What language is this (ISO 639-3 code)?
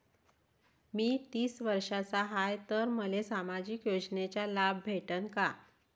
mar